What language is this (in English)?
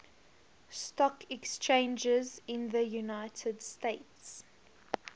English